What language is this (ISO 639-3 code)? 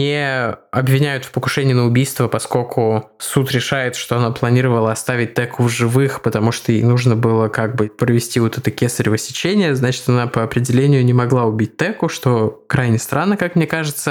rus